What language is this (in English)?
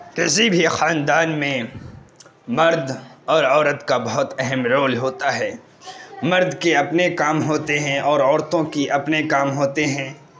Urdu